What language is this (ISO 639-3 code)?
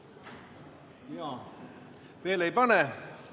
est